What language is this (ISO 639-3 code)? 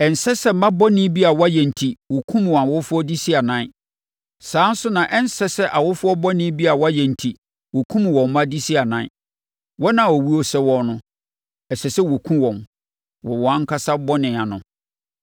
aka